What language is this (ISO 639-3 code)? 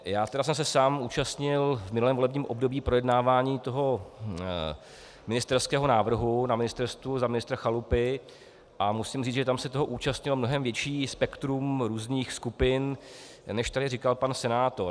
ces